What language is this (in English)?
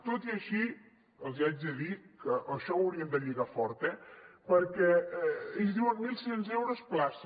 Catalan